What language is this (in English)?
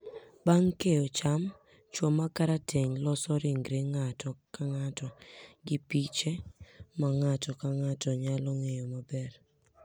Luo (Kenya and Tanzania)